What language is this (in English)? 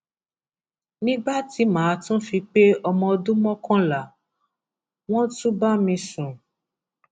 Yoruba